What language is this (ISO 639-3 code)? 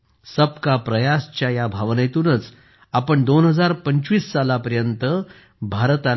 mar